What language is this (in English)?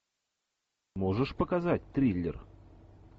Russian